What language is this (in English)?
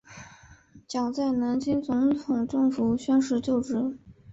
Chinese